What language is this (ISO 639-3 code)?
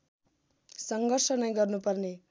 nep